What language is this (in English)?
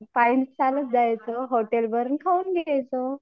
Marathi